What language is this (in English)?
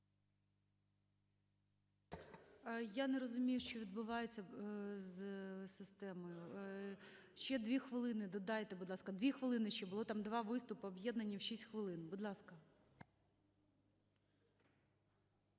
Ukrainian